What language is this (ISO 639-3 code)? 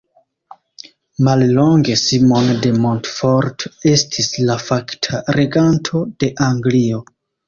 epo